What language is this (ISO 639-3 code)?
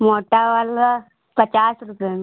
hin